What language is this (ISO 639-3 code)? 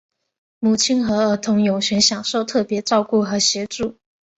zho